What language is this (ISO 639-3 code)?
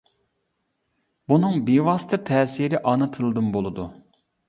uig